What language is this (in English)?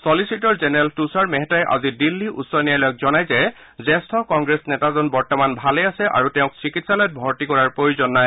Assamese